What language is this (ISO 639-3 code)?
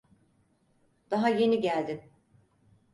tur